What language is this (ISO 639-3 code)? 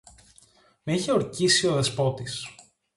ell